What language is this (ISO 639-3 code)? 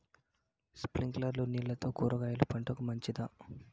tel